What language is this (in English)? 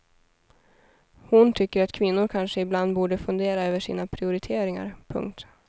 Swedish